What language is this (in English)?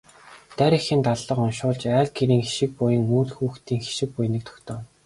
Mongolian